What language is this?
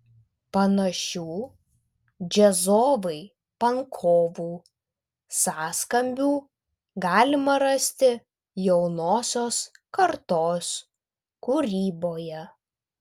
Lithuanian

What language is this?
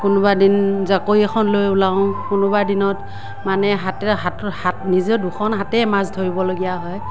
Assamese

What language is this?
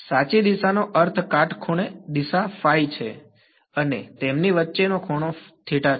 Gujarati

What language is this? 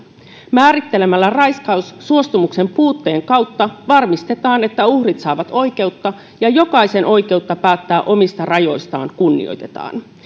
Finnish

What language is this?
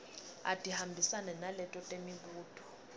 Swati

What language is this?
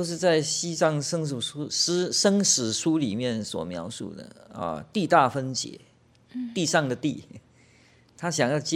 Chinese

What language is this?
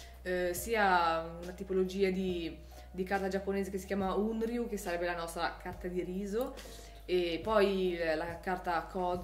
Italian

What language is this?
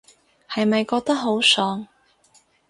Cantonese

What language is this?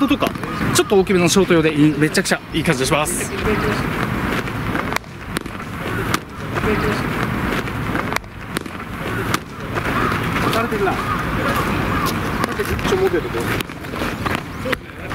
Japanese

